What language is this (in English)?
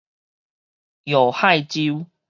Min Nan Chinese